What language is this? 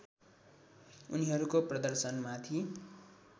Nepali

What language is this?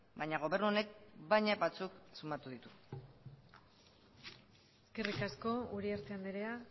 Basque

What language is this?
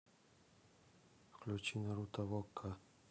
Russian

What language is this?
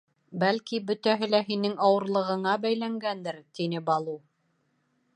Bashkir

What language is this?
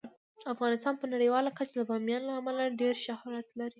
Pashto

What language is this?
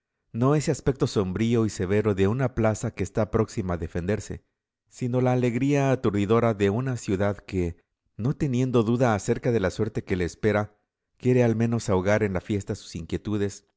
Spanish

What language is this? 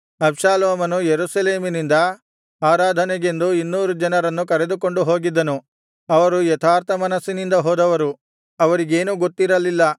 Kannada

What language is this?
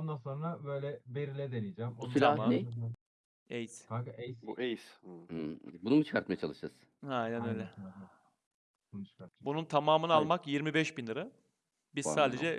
Turkish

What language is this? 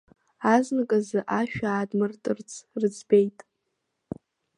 Abkhazian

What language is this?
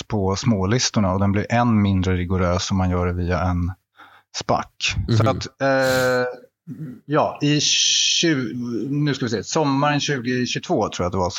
Swedish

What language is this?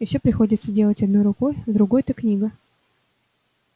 Russian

